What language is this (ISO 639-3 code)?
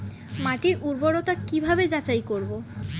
ben